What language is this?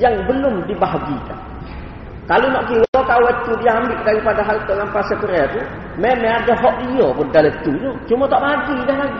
Malay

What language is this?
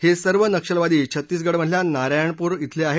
Marathi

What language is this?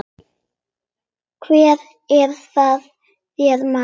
Icelandic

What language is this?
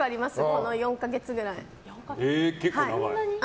Japanese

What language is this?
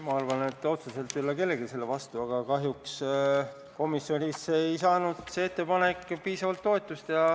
Estonian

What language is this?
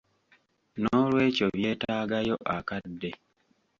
Ganda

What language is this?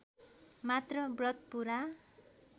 Nepali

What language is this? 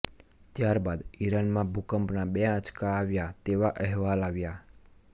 Gujarati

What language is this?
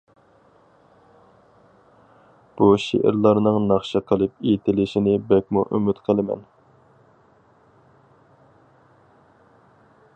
Uyghur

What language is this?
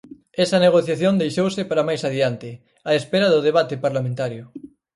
Galician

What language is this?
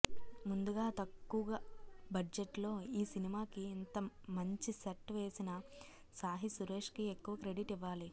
Telugu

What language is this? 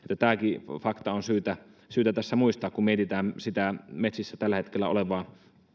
Finnish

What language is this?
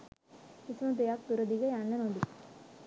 Sinhala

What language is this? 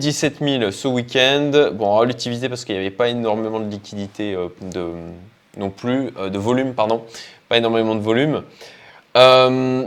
French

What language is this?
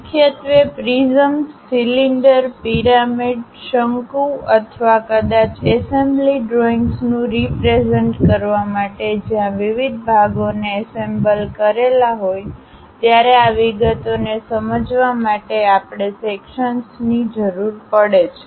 Gujarati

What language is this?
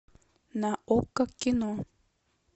Russian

